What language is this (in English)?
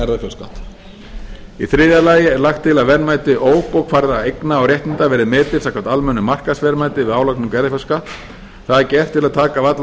Icelandic